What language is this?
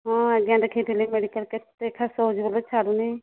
Odia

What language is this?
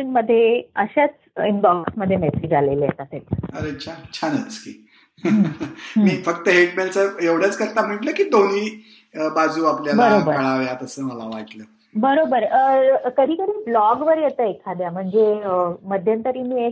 Marathi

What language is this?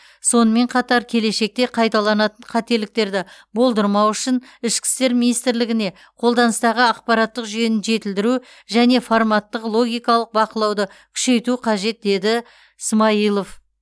Kazakh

